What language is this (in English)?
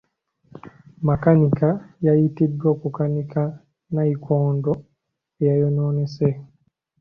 Ganda